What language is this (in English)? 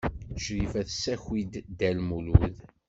Kabyle